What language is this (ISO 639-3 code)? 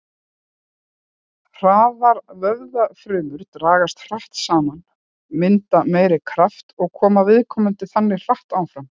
isl